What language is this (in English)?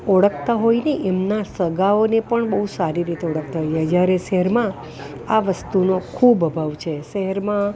Gujarati